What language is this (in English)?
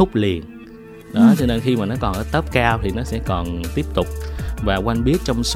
Vietnamese